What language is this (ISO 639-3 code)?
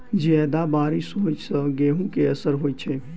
mai